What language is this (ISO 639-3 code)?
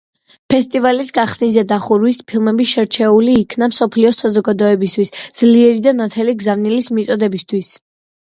kat